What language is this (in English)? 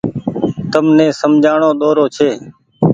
Goaria